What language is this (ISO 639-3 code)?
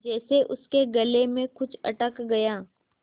hin